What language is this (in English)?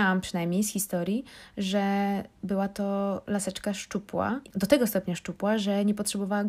Polish